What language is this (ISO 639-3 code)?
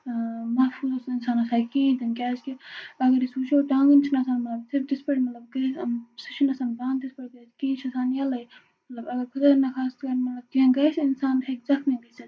kas